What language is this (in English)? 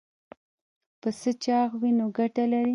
Pashto